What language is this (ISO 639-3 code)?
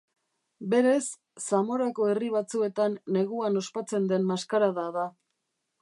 eus